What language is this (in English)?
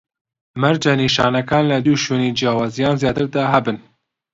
Central Kurdish